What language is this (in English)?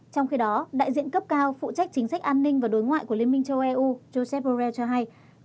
Vietnamese